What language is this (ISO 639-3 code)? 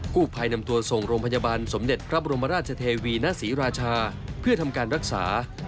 tha